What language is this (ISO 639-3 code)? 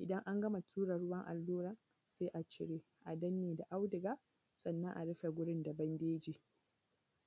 hau